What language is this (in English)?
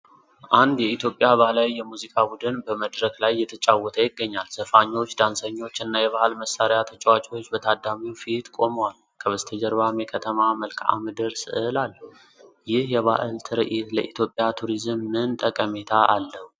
Amharic